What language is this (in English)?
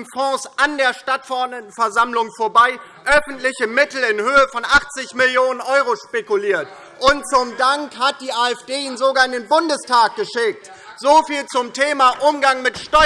German